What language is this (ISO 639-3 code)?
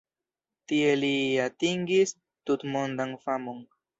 epo